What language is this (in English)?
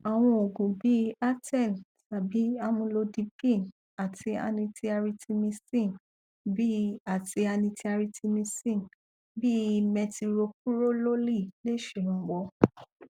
Yoruba